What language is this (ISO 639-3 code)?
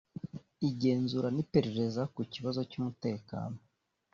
kin